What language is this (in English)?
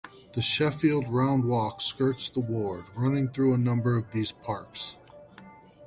English